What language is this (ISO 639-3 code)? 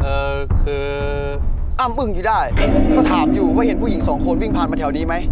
tha